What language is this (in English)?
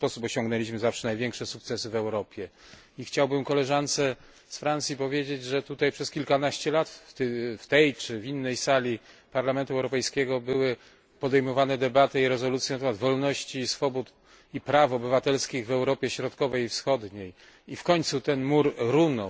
Polish